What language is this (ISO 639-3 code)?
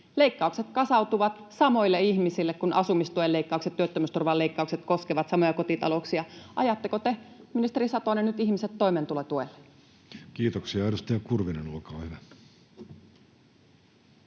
fin